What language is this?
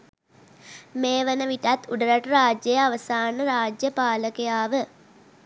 Sinhala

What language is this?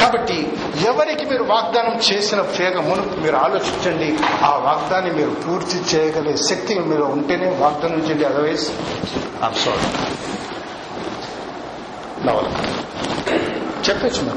Telugu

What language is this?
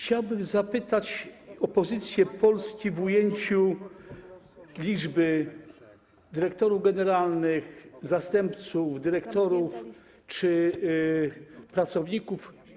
Polish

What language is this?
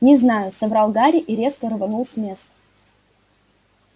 Russian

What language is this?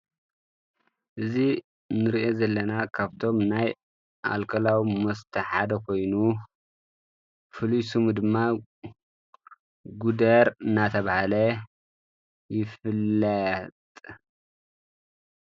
Tigrinya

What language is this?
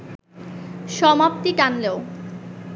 Bangla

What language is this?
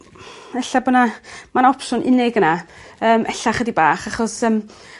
Welsh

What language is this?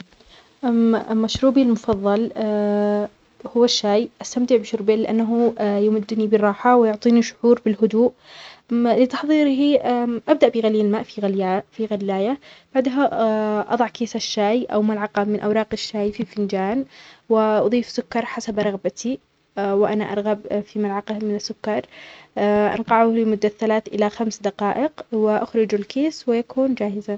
Omani Arabic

